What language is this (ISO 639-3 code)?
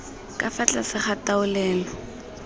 tsn